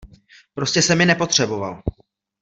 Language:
Czech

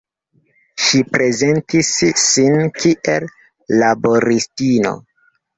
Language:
Esperanto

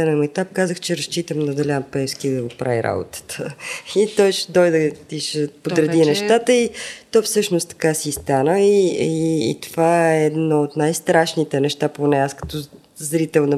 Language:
Bulgarian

